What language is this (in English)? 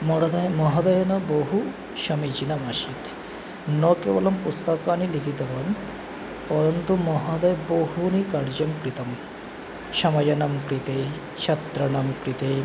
Sanskrit